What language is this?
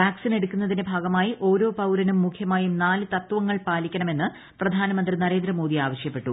Malayalam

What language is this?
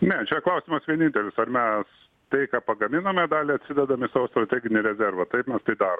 Lithuanian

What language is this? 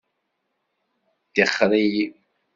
Kabyle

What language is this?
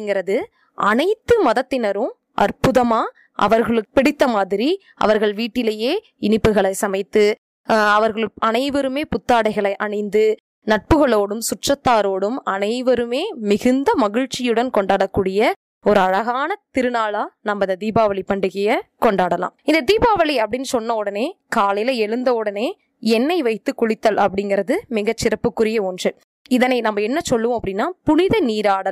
Tamil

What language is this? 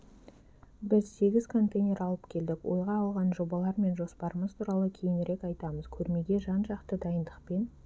Kazakh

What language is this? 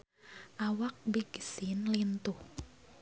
Sundanese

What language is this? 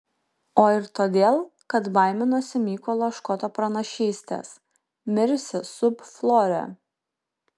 Lithuanian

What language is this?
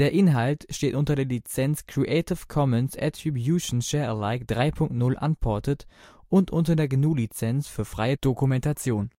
German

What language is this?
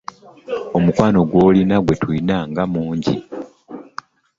Ganda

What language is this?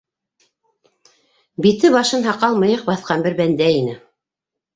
Bashkir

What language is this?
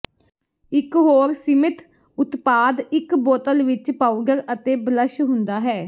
Punjabi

